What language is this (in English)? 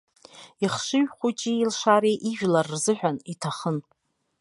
Abkhazian